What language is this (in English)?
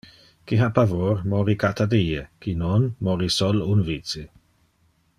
Interlingua